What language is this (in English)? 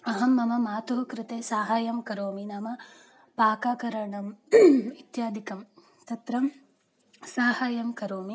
Sanskrit